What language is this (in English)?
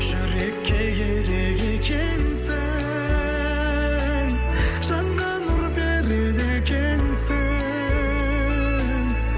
Kazakh